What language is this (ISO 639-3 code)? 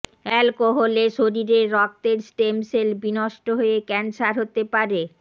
ben